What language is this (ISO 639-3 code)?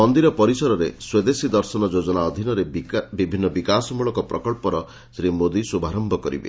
ori